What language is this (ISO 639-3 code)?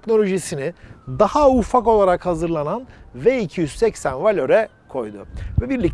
tur